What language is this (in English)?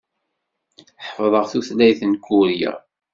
Kabyle